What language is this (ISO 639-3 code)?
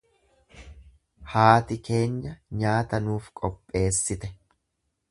orm